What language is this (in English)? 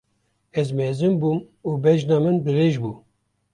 Kurdish